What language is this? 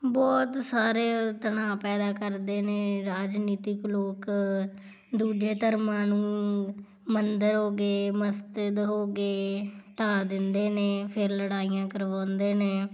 Punjabi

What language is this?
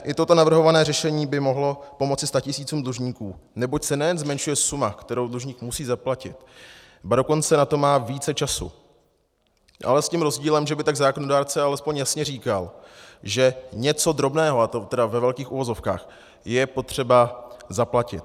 Czech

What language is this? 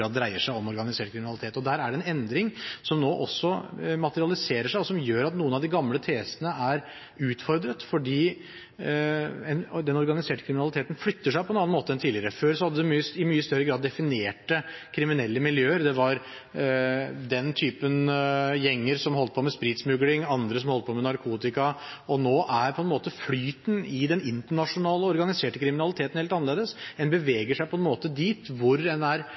Norwegian Bokmål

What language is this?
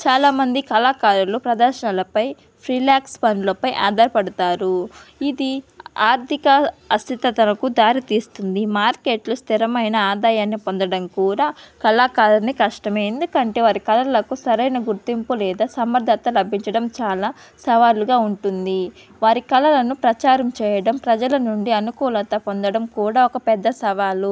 Telugu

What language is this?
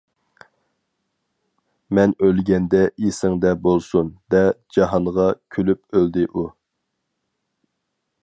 Uyghur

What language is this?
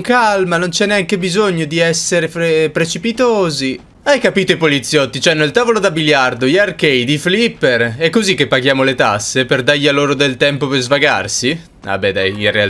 Italian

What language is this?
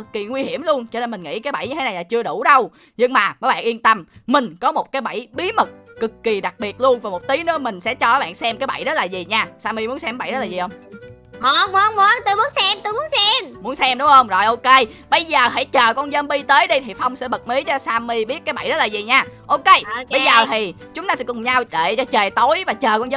Vietnamese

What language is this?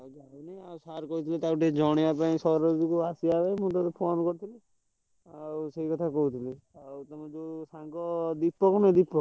Odia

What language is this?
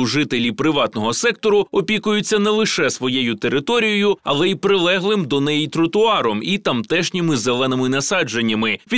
Ukrainian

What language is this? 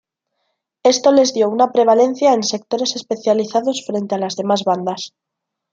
Spanish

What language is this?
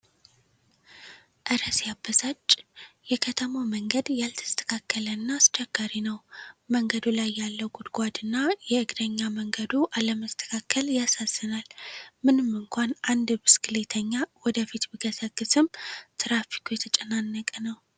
Amharic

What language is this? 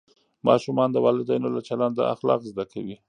Pashto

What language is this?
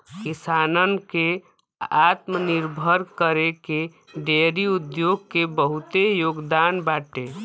Bhojpuri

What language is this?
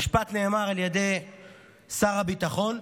Hebrew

